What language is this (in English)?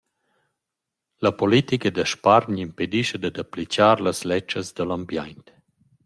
Romansh